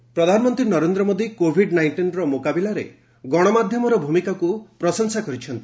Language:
Odia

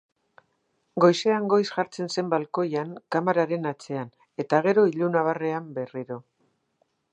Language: Basque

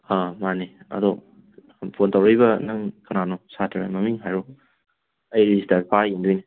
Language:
Manipuri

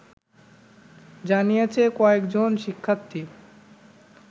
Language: Bangla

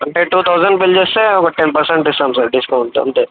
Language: Telugu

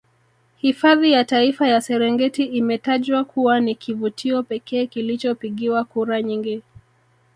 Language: Swahili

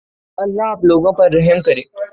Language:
Urdu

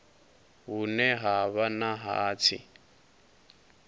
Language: Venda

